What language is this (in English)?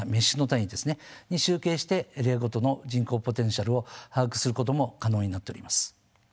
Japanese